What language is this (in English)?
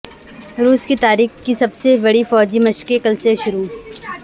Urdu